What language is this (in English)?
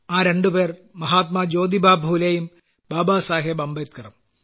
Malayalam